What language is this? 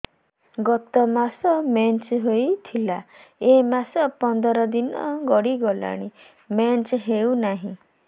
Odia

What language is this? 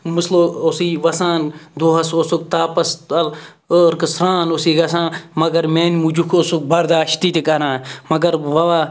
Kashmiri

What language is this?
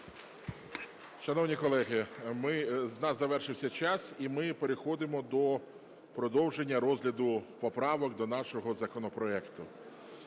Ukrainian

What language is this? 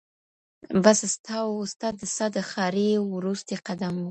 Pashto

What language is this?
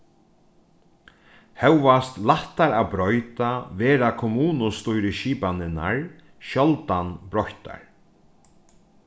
Faroese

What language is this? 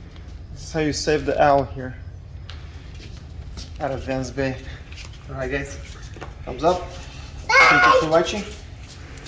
English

